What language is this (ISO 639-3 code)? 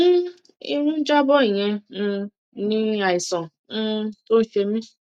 yor